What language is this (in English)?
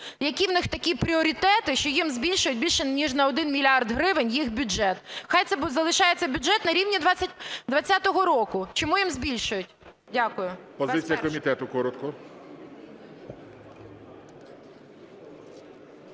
Ukrainian